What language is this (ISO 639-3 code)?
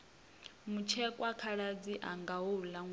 ven